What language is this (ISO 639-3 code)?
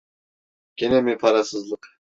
tur